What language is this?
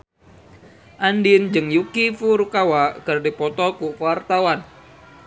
Sundanese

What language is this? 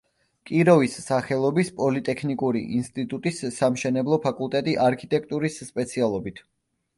Georgian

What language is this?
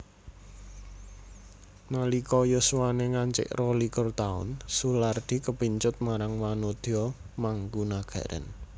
Javanese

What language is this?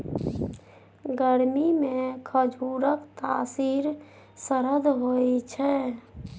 Maithili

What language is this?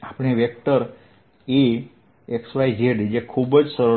Gujarati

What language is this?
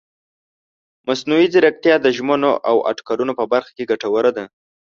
Pashto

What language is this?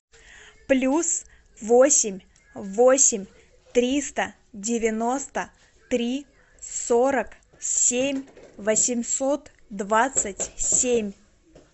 Russian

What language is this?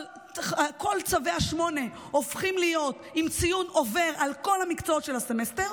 Hebrew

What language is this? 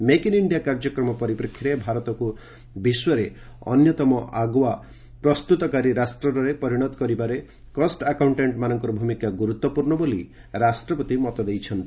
Odia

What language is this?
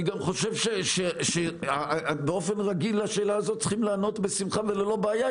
Hebrew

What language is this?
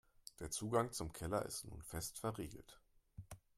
German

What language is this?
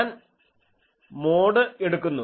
Malayalam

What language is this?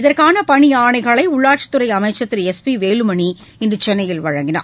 Tamil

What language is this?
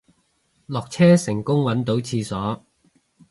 Cantonese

